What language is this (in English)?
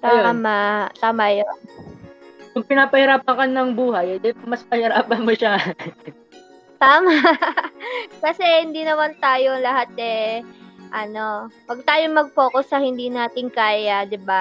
Filipino